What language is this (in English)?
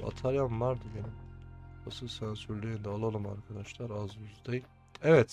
Turkish